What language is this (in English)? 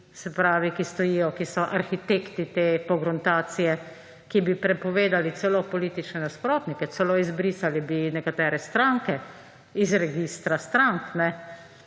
Slovenian